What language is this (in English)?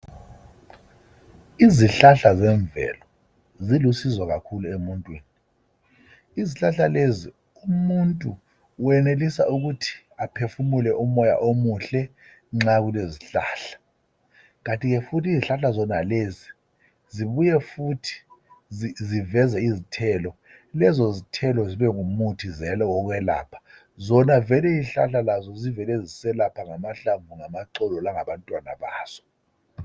North Ndebele